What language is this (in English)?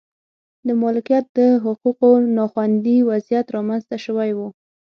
Pashto